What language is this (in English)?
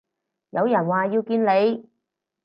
Cantonese